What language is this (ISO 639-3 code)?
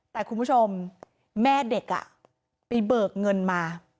tha